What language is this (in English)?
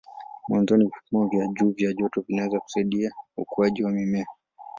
Swahili